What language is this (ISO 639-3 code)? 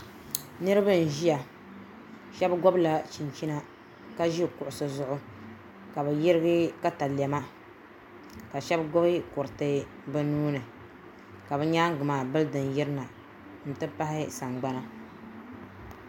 dag